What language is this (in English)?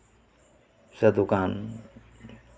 Santali